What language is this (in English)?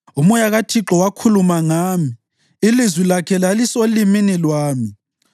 North Ndebele